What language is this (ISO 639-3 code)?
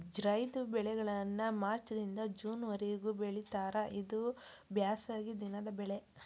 kan